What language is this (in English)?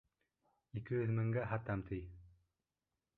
Bashkir